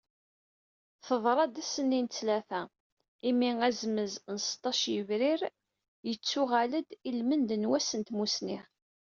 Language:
Kabyle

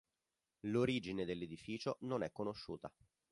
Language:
Italian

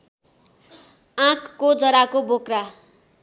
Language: Nepali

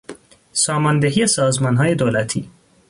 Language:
Persian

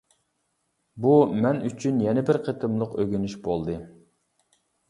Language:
Uyghur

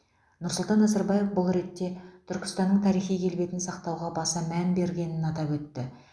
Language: Kazakh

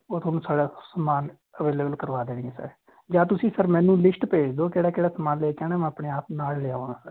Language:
Punjabi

